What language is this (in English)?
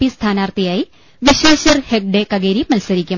Malayalam